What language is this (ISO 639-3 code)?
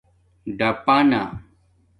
dmk